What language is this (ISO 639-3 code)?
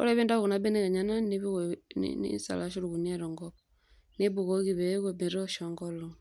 mas